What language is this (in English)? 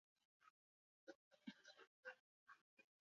Basque